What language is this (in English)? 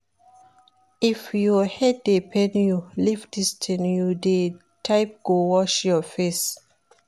Nigerian Pidgin